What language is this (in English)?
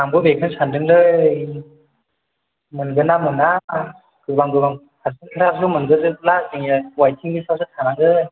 Bodo